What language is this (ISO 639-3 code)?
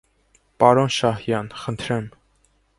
hye